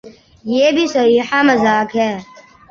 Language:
Urdu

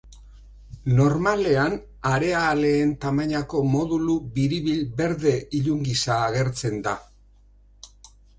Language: Basque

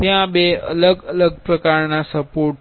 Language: Gujarati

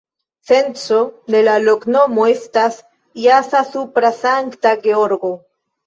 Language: Esperanto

